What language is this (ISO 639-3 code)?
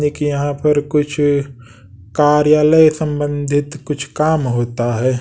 hin